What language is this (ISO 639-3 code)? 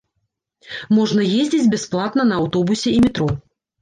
bel